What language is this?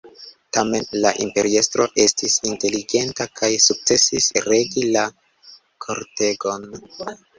Esperanto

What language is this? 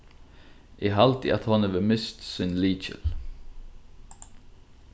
Faroese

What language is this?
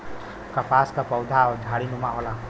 Bhojpuri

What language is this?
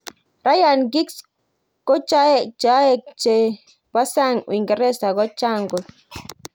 Kalenjin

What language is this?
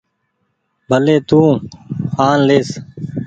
Goaria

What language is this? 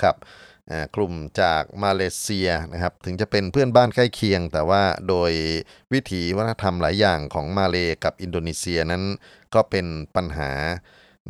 Thai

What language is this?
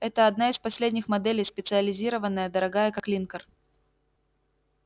Russian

